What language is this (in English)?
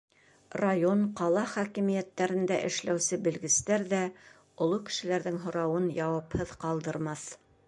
Bashkir